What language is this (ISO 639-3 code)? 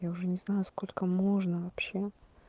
rus